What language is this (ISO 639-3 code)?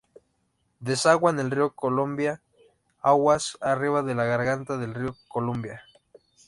spa